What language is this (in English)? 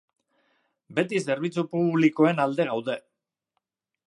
Basque